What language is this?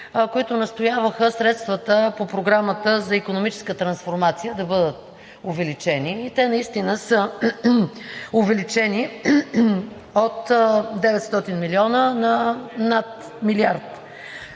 Bulgarian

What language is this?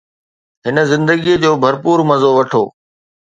Sindhi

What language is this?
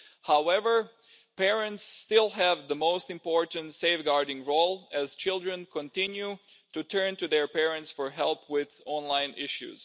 English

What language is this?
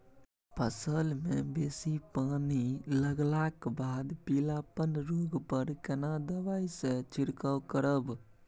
Maithili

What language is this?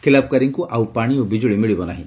Odia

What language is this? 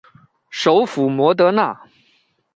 Chinese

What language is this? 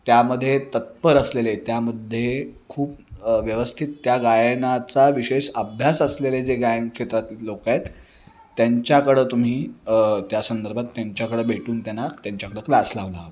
Marathi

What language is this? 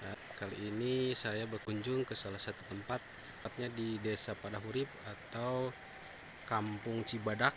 Indonesian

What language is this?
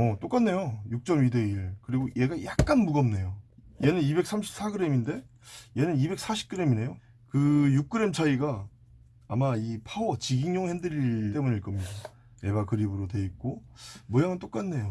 Korean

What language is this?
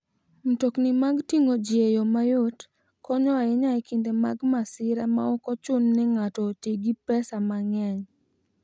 Luo (Kenya and Tanzania)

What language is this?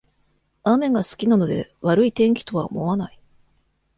Japanese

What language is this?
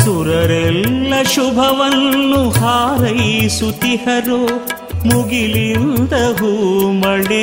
Kannada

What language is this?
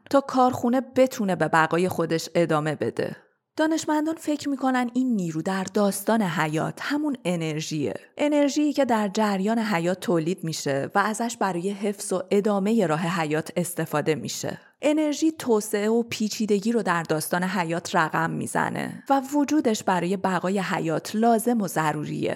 Persian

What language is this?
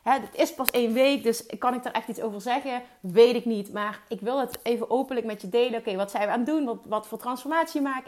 Dutch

